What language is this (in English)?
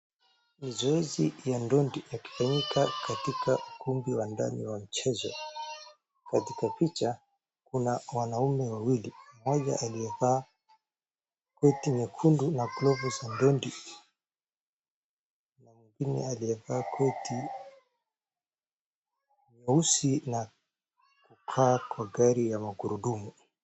Swahili